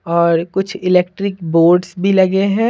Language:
Hindi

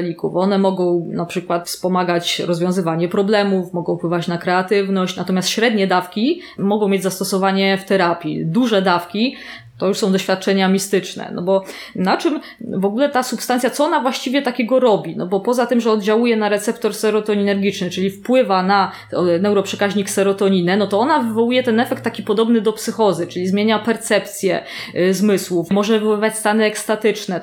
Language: Polish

